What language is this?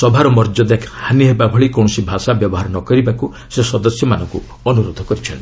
Odia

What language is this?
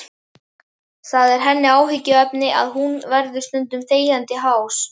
Icelandic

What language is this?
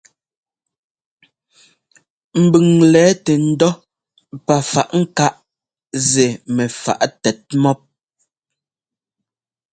Ngomba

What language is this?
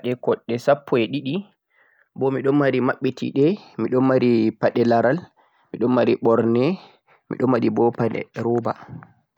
Central-Eastern Niger Fulfulde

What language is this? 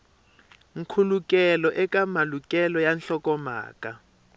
Tsonga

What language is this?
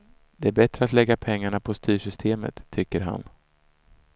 Swedish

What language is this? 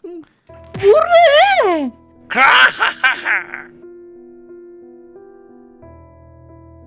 Korean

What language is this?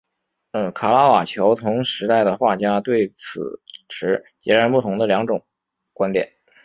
Chinese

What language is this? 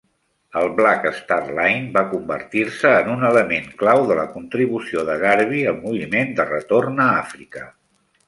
Catalan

